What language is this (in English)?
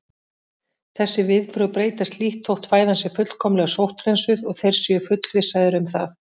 Icelandic